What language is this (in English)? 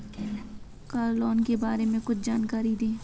Hindi